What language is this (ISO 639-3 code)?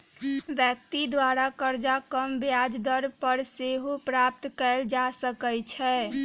mag